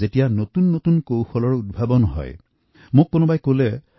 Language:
Assamese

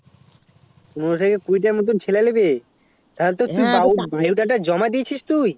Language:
Bangla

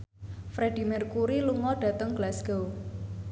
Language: Javanese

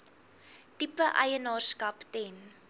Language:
Afrikaans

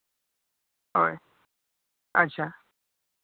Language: Santali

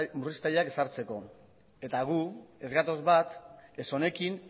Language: Basque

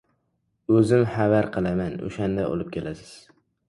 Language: Uzbek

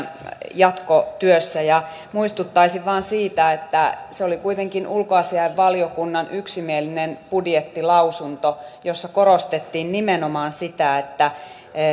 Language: Finnish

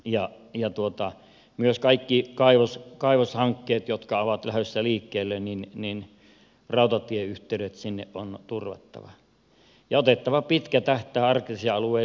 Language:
Finnish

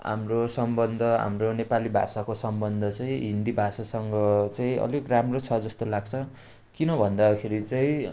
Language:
Nepali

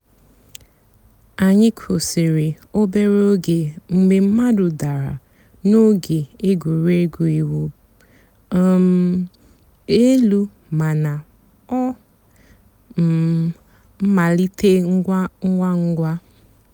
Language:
Igbo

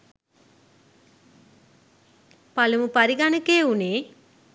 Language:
Sinhala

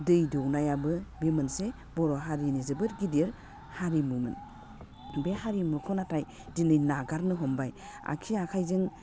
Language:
Bodo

